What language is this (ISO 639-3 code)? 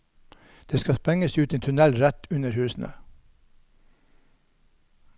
nor